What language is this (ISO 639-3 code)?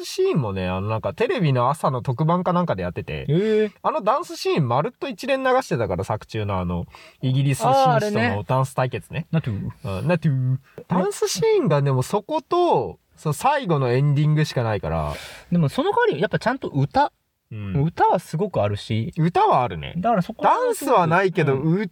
jpn